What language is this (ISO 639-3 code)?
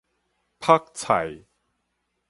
nan